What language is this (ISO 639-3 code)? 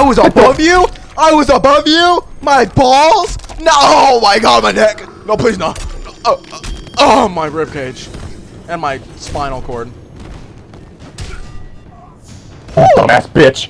eng